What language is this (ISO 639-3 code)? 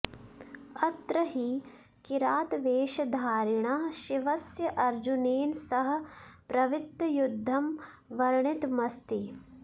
san